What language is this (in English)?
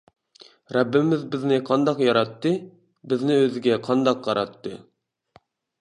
Uyghur